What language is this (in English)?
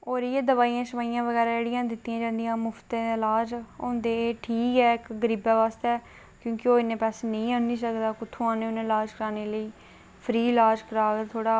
Dogri